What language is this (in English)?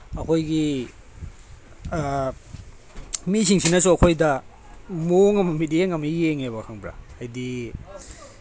Manipuri